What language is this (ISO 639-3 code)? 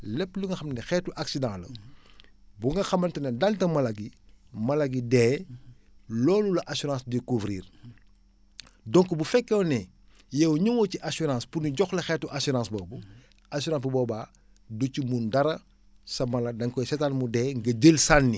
wol